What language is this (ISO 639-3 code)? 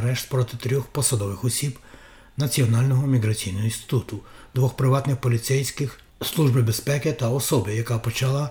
ukr